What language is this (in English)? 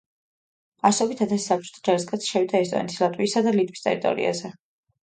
Georgian